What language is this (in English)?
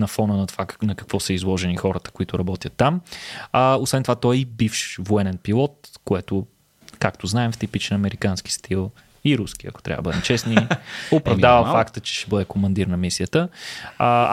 Bulgarian